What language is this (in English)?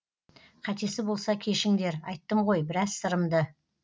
Kazakh